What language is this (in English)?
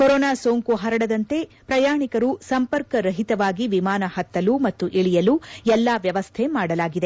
Kannada